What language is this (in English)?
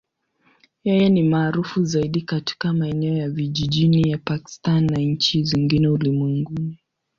Swahili